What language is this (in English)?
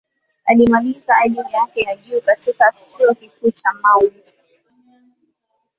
Swahili